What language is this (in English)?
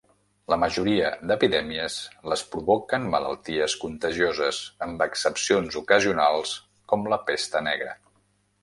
Catalan